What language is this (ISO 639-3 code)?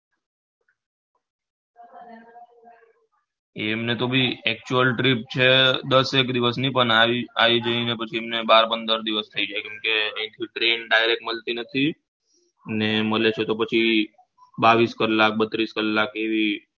guj